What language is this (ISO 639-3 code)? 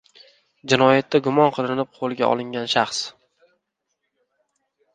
uzb